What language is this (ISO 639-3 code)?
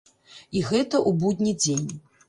bel